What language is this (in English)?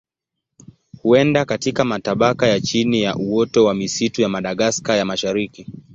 Swahili